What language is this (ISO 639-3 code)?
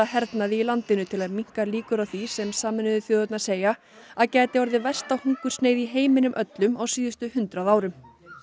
isl